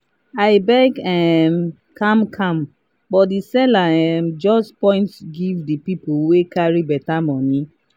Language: Nigerian Pidgin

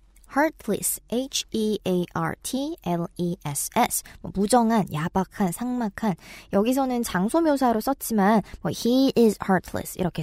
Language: Korean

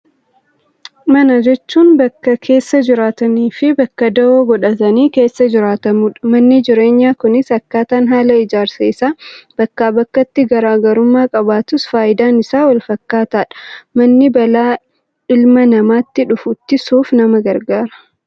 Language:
Oromo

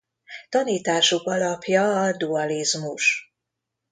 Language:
Hungarian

